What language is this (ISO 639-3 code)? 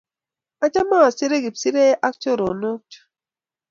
kln